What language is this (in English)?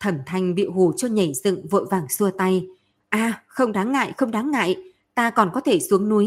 Vietnamese